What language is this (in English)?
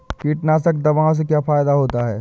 Hindi